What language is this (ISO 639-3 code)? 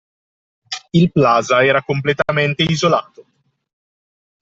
ita